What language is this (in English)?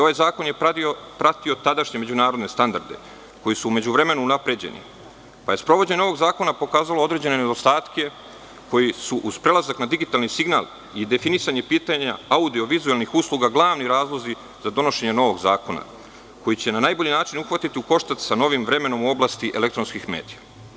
Serbian